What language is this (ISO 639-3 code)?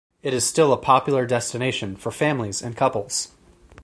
eng